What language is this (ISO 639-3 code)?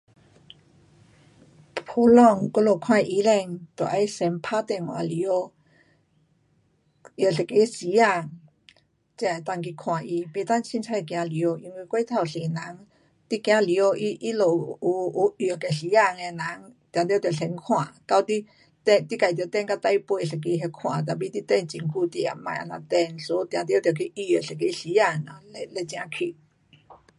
cpx